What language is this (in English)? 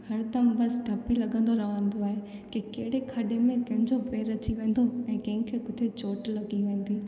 Sindhi